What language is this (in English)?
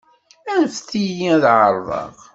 Kabyle